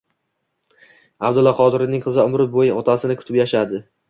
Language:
Uzbek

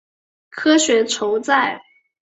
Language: Chinese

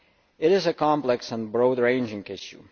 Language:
English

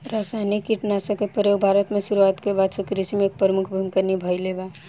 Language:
Bhojpuri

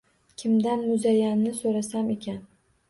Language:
Uzbek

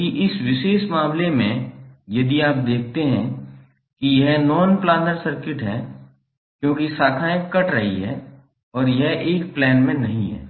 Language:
Hindi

